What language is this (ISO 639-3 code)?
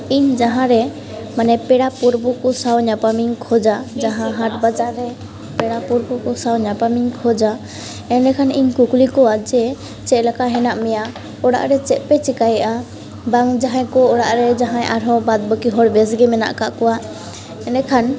sat